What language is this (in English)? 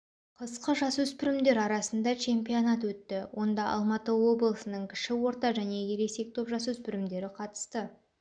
Kazakh